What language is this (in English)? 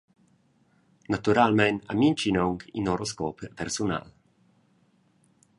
Romansh